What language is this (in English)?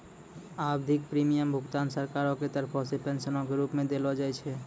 Maithili